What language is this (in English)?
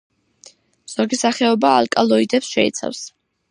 Georgian